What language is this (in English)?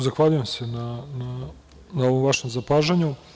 Serbian